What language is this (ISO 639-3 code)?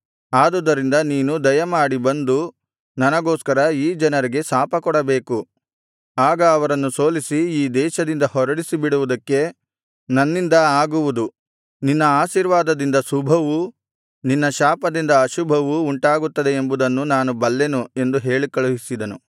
kan